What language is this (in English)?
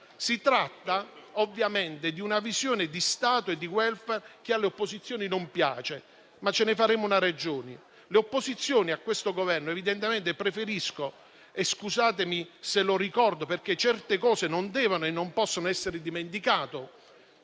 Italian